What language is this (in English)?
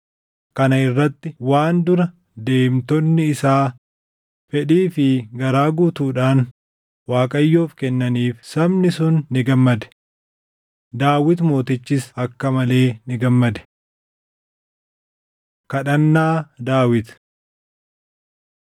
Oromo